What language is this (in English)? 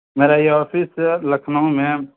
Urdu